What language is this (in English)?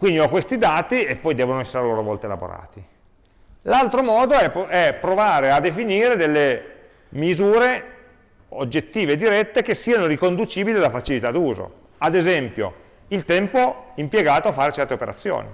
Italian